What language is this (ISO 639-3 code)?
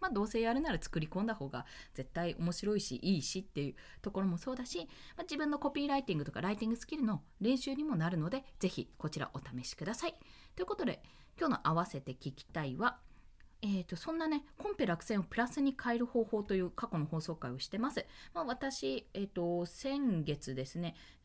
jpn